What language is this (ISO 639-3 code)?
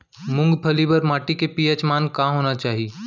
hne